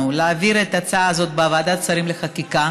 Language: Hebrew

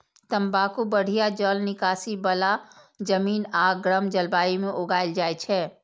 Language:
Maithili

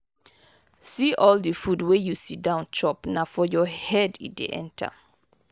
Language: Nigerian Pidgin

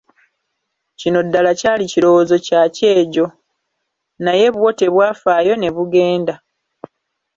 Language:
Ganda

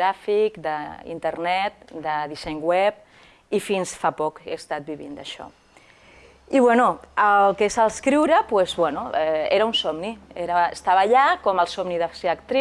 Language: Spanish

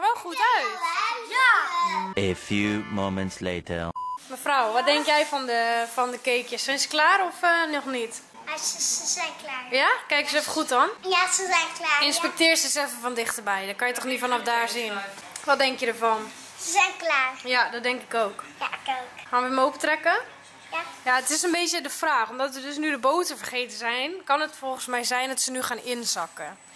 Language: Dutch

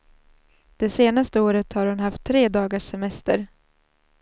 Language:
Swedish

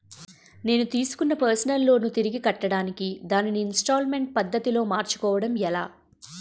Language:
Telugu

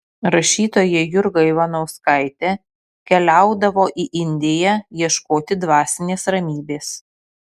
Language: Lithuanian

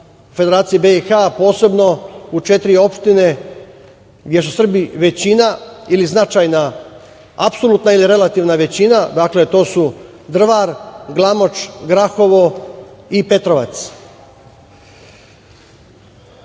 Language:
Serbian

